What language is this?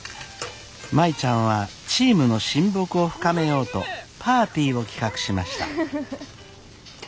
Japanese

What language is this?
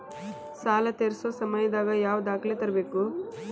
Kannada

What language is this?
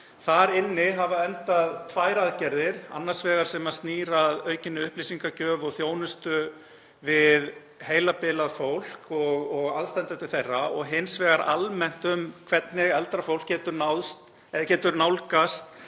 Icelandic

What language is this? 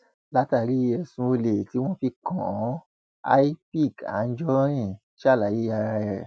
Yoruba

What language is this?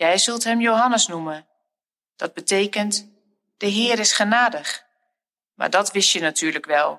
Dutch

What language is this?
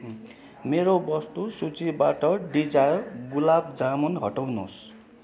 Nepali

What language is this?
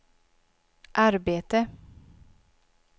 Swedish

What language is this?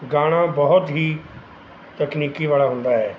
Punjabi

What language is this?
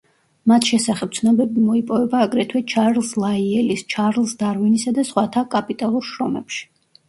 Georgian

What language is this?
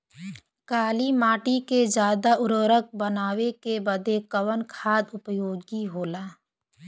Bhojpuri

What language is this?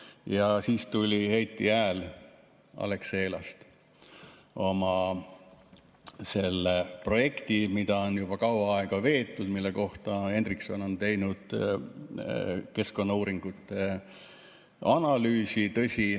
Estonian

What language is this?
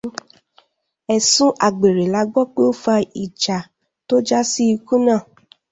Yoruba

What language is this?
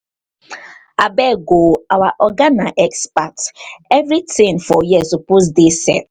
Nigerian Pidgin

